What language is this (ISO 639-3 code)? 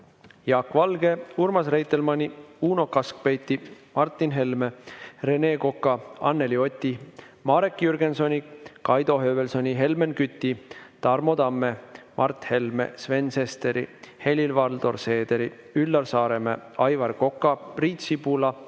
est